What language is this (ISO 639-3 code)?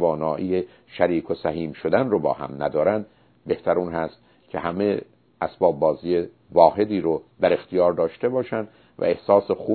fas